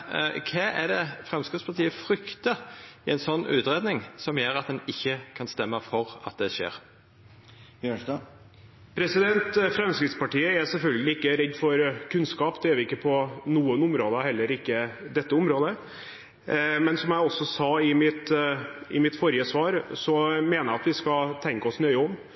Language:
Norwegian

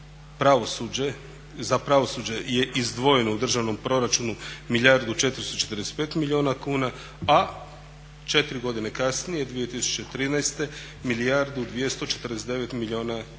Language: Croatian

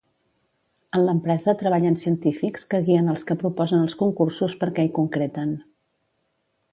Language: Catalan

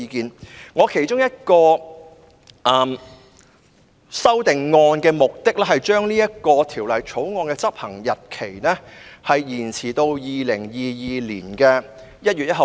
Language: Cantonese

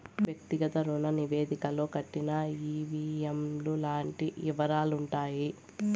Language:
Telugu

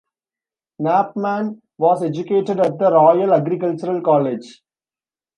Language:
English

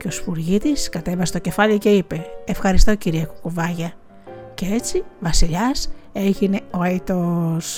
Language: Greek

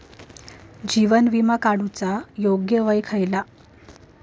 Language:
Marathi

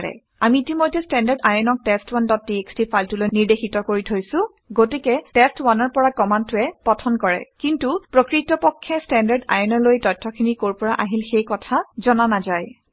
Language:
Assamese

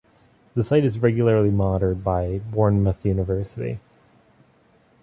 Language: English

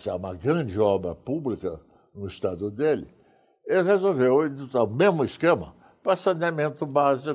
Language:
Portuguese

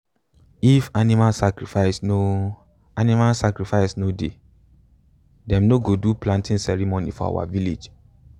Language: Nigerian Pidgin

